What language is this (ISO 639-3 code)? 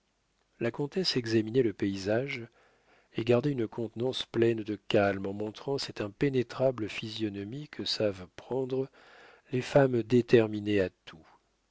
fra